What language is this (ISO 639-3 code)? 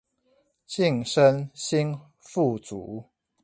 zho